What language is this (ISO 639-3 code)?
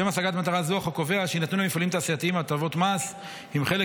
heb